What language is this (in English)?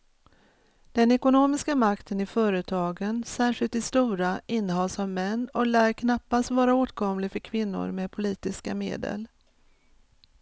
Swedish